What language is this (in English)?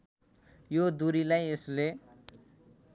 Nepali